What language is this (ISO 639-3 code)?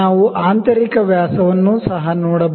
kan